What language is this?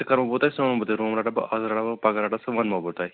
Kashmiri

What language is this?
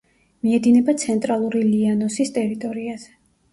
Georgian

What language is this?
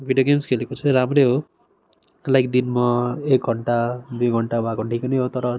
Nepali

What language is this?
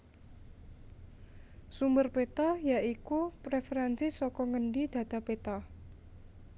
Javanese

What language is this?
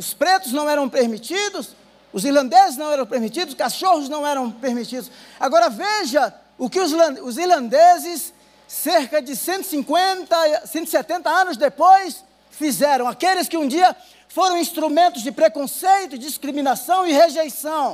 Portuguese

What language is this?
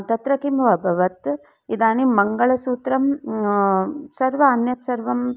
Sanskrit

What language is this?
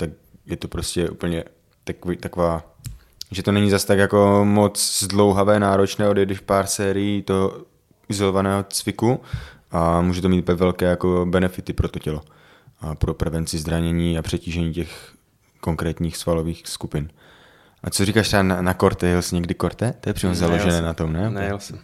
Czech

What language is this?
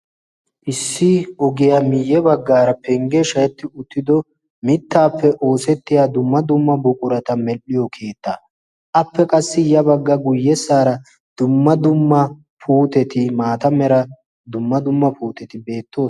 Wolaytta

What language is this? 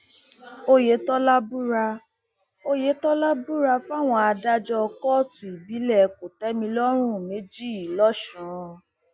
Yoruba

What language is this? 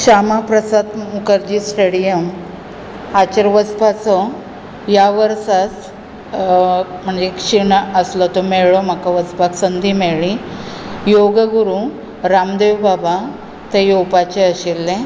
Konkani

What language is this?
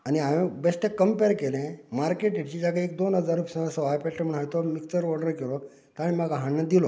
Konkani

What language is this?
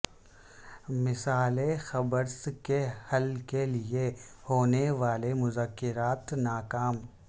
Urdu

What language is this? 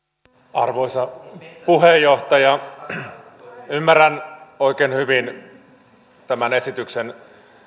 Finnish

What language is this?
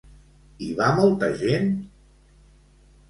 Catalan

